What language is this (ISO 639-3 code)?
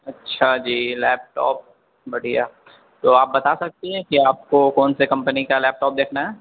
urd